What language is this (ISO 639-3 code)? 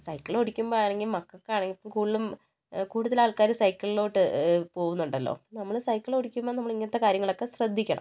mal